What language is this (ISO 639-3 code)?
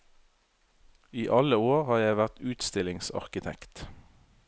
nor